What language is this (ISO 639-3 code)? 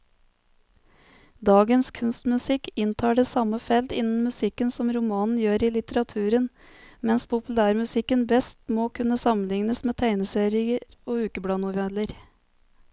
nor